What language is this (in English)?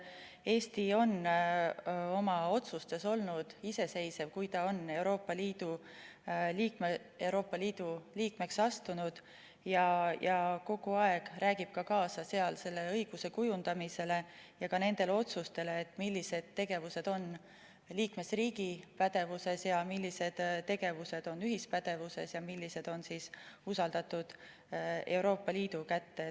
Estonian